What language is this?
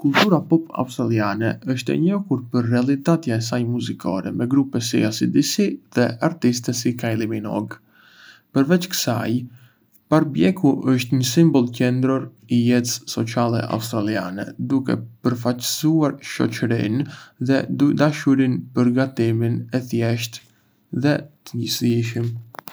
Arbëreshë Albanian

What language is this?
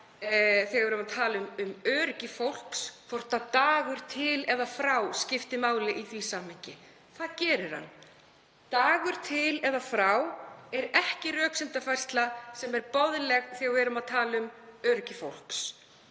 Icelandic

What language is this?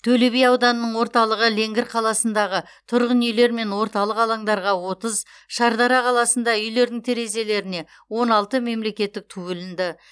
Kazakh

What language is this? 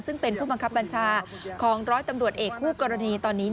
Thai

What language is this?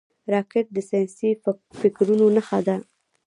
Pashto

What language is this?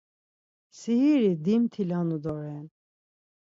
Laz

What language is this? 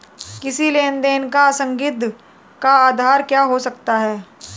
Hindi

